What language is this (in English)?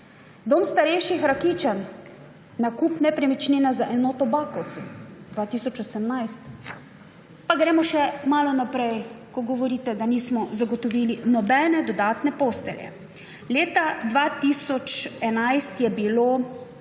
Slovenian